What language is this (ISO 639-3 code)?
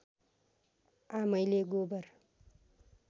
nep